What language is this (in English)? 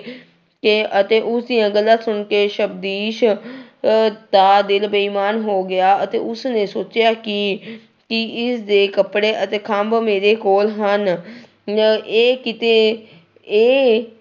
Punjabi